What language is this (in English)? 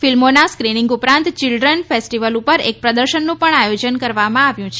Gujarati